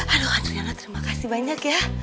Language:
Indonesian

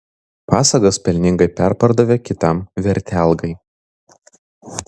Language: Lithuanian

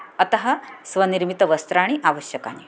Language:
Sanskrit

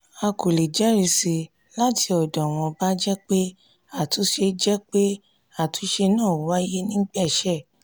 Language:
Yoruba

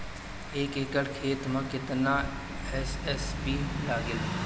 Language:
Bhojpuri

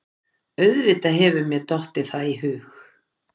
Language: Icelandic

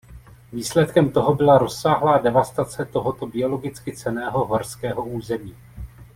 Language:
Czech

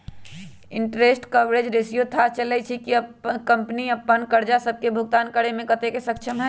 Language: Magahi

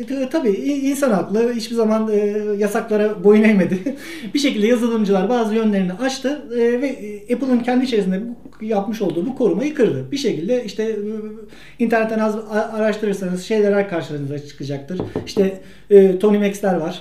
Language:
Turkish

